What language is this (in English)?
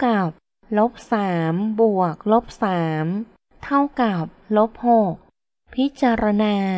Thai